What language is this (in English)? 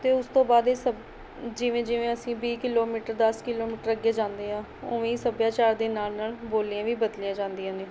Punjabi